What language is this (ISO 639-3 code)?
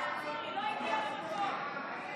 heb